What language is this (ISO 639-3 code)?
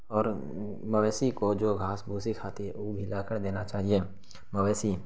urd